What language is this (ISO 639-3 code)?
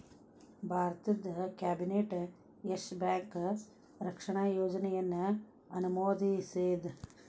kan